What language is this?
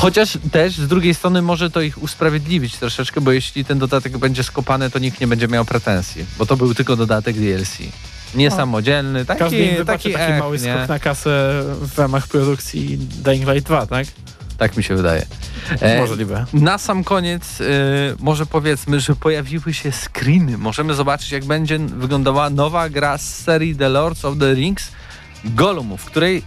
Polish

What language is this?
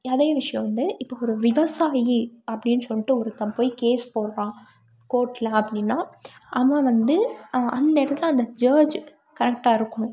Tamil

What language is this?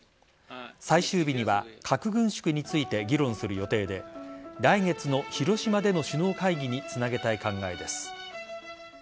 Japanese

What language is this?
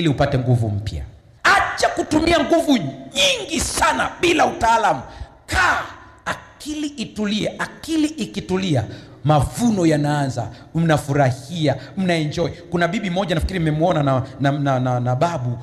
Swahili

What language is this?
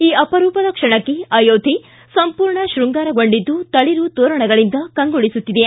Kannada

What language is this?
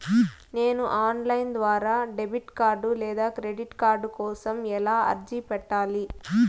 Telugu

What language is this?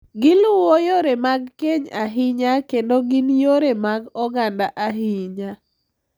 Luo (Kenya and Tanzania)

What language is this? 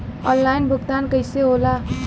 Bhojpuri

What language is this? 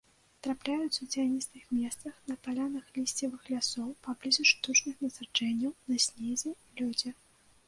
Belarusian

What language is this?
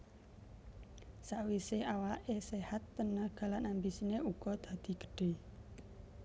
Javanese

